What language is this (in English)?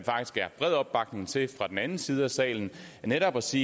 Danish